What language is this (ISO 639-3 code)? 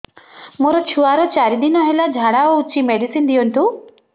ori